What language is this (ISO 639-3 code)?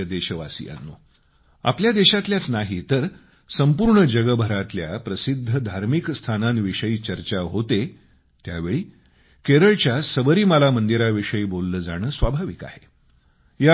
mar